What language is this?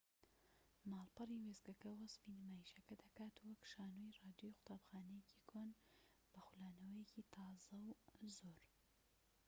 Central Kurdish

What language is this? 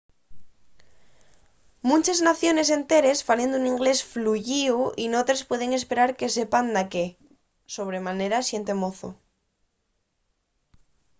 Asturian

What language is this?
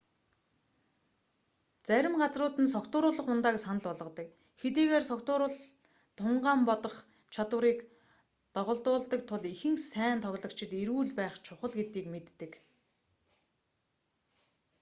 Mongolian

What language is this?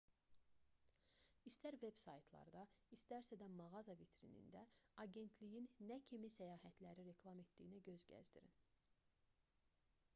Azerbaijani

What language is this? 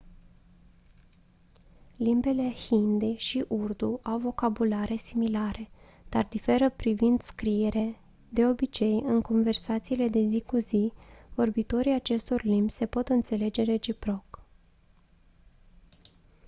Romanian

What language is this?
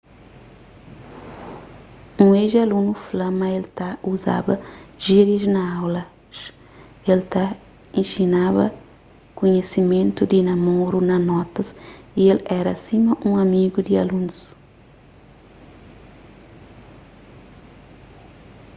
Kabuverdianu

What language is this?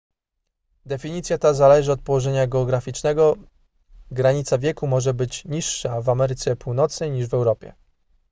Polish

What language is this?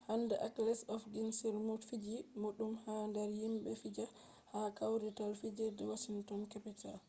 Fula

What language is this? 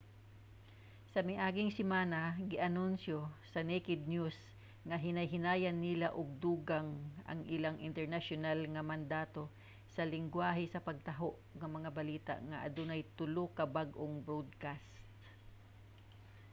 Cebuano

